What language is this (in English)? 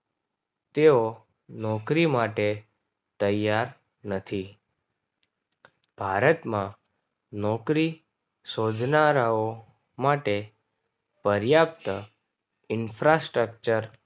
Gujarati